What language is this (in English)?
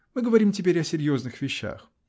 Russian